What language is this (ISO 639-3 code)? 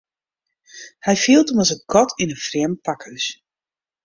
fry